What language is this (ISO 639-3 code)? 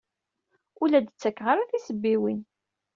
kab